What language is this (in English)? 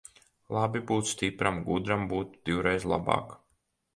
Latvian